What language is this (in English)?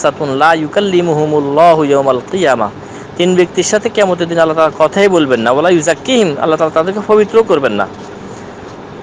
Indonesian